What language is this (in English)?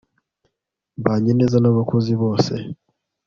Kinyarwanda